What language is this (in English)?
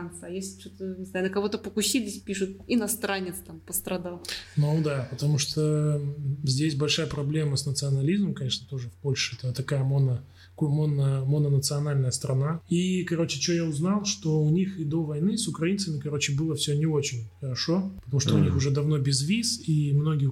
Russian